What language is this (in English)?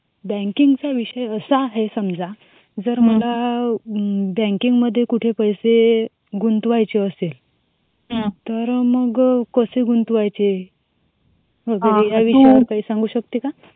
Marathi